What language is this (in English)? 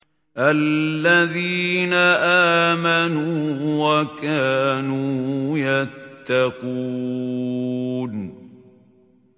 Arabic